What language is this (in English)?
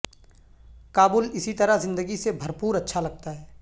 Urdu